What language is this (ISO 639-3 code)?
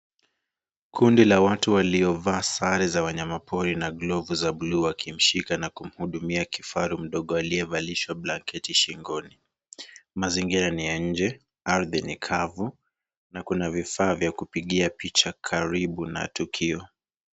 swa